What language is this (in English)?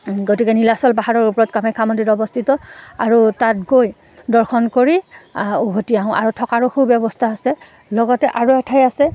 Assamese